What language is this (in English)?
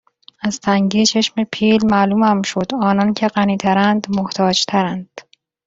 Persian